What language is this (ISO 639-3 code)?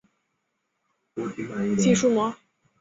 zho